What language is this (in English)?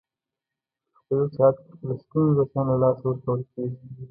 Pashto